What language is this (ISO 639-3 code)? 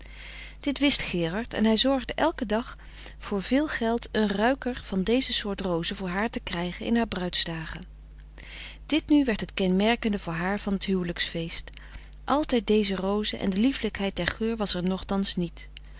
nld